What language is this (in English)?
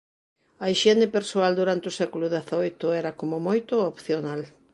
Galician